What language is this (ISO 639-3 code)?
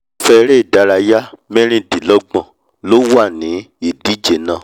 yor